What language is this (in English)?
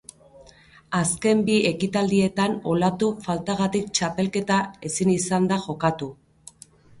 Basque